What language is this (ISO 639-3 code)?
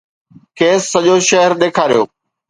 snd